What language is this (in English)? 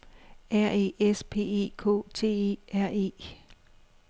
Danish